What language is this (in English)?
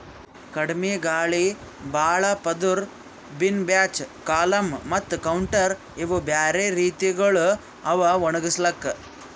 Kannada